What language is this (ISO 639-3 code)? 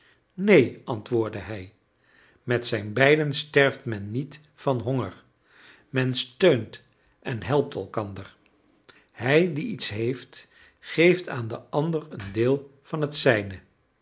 nld